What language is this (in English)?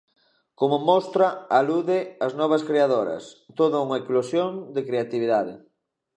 Galician